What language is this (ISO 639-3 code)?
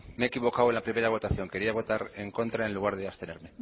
spa